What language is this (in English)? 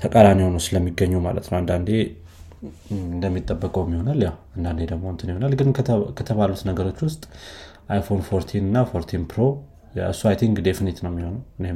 Amharic